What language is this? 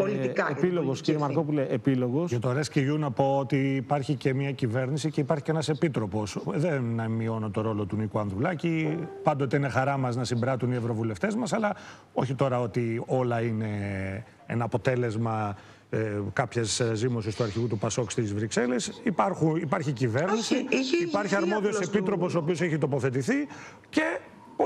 Greek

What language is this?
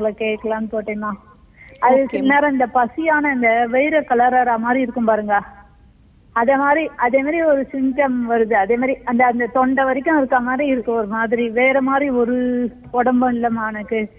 Hindi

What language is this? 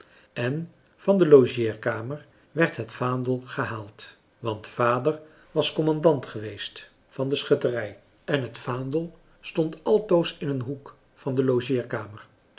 Dutch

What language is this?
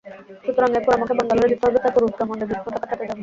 Bangla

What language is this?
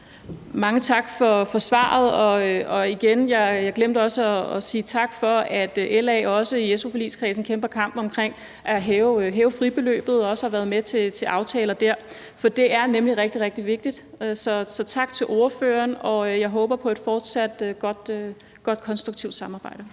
Danish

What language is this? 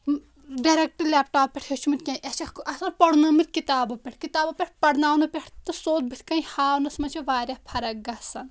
Kashmiri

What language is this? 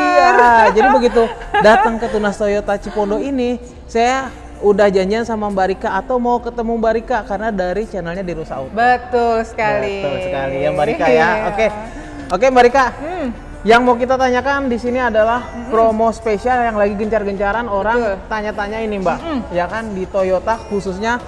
Indonesian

